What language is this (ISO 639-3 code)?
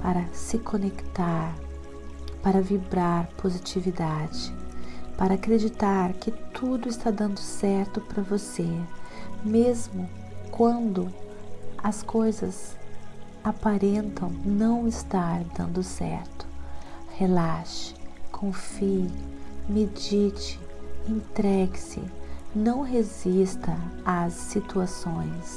por